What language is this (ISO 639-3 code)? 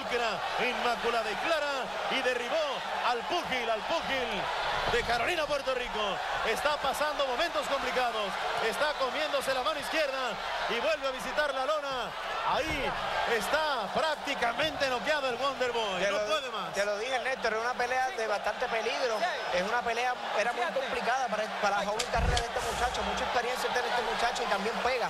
spa